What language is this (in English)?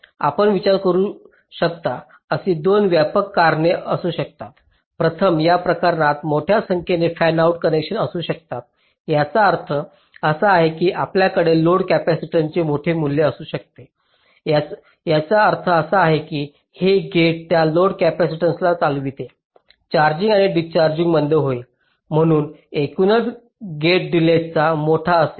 Marathi